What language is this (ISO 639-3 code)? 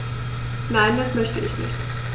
deu